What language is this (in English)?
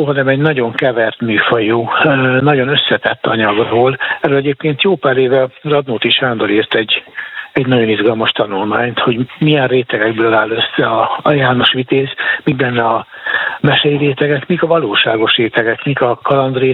Hungarian